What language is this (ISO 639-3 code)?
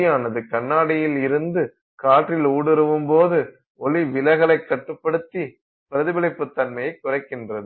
tam